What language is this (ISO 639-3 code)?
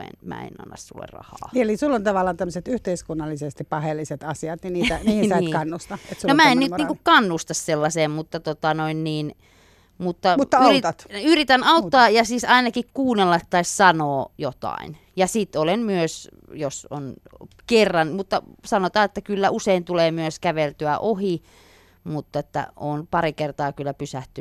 fin